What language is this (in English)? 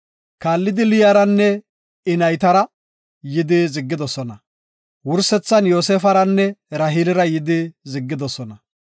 Gofa